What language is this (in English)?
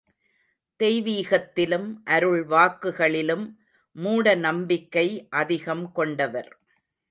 Tamil